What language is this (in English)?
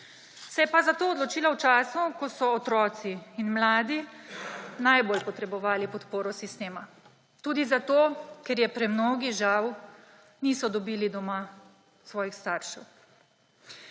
Slovenian